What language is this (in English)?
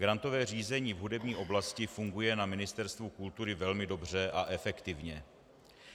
Czech